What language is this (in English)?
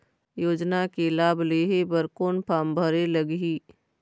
Chhattisgarhi